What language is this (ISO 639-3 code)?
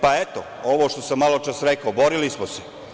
srp